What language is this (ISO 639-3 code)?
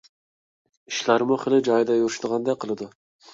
uig